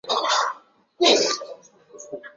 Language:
Chinese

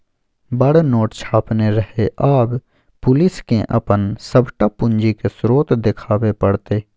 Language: Maithili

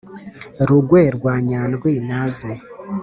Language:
Kinyarwanda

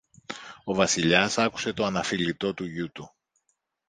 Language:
Greek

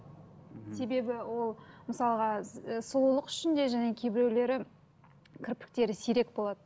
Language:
Kazakh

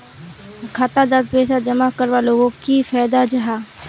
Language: Magahi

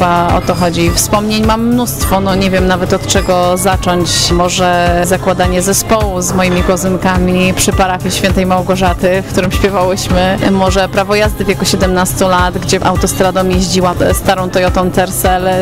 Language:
Polish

